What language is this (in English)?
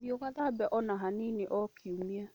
Kikuyu